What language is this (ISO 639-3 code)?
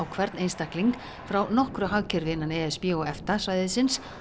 isl